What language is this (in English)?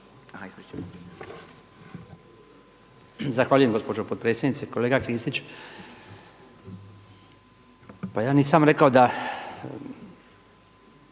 Croatian